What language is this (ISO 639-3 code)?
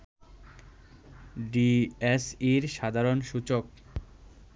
ben